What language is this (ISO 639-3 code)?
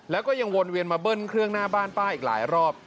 tha